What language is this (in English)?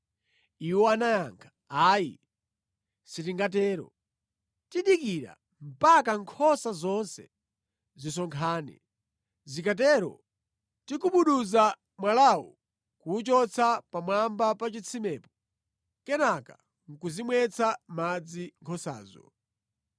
Nyanja